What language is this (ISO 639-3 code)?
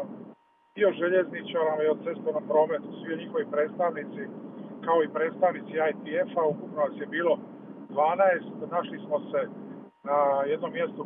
hrv